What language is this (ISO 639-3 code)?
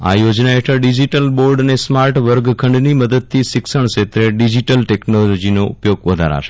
guj